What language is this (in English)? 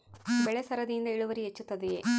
Kannada